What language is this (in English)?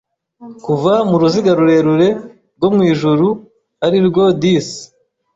Kinyarwanda